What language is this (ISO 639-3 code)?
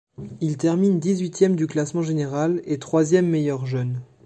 fra